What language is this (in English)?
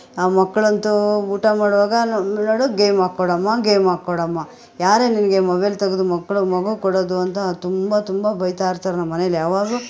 Kannada